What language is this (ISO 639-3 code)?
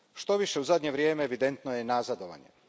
hrv